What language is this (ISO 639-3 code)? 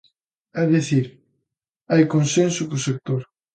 glg